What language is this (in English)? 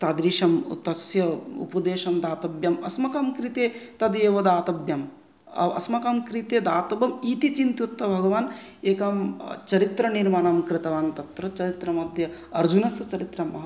Sanskrit